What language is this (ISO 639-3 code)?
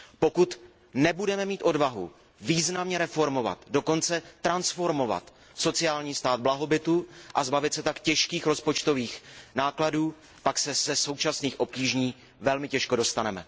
ces